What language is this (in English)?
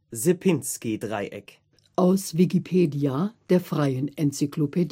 German